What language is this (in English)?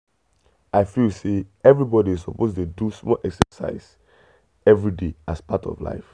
Nigerian Pidgin